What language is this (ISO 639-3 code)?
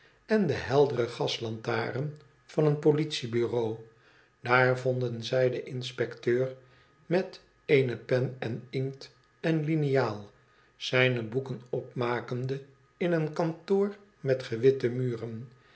nld